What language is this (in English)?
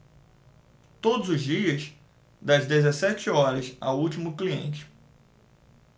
Portuguese